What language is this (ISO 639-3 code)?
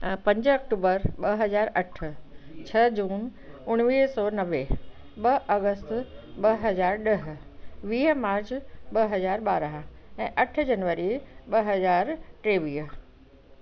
snd